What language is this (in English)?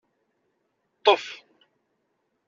Kabyle